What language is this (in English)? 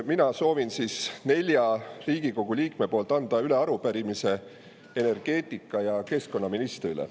Estonian